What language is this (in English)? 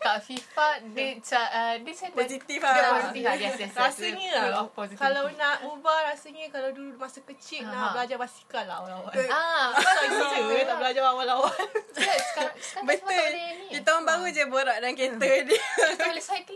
Malay